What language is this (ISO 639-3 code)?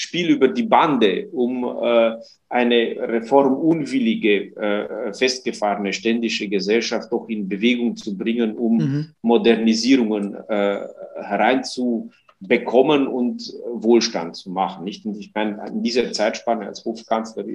deu